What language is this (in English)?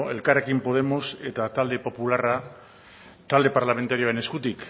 Basque